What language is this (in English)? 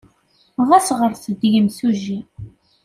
Kabyle